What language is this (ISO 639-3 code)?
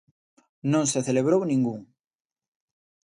glg